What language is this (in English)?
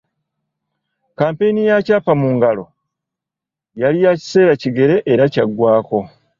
Ganda